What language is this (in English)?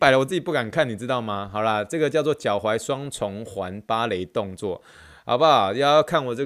Chinese